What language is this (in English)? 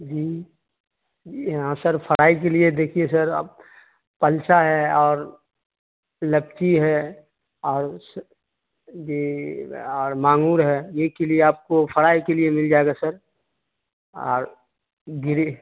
Urdu